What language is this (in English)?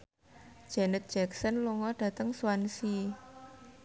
Javanese